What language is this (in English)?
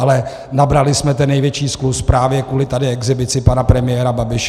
Czech